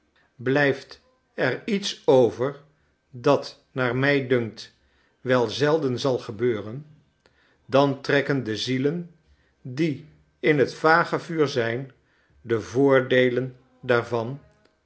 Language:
Dutch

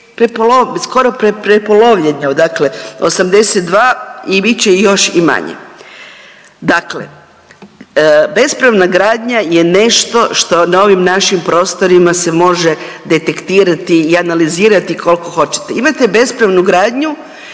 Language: Croatian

